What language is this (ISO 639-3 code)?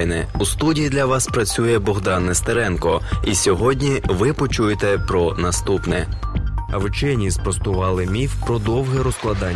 ukr